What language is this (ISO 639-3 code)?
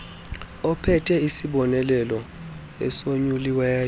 xho